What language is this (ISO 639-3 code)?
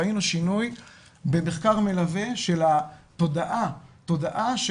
heb